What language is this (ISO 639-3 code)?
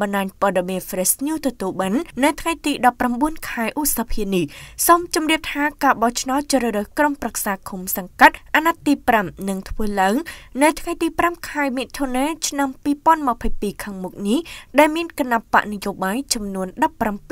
tha